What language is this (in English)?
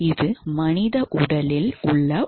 Tamil